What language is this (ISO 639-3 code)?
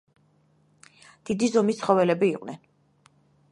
kat